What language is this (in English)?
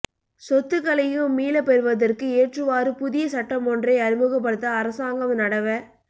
Tamil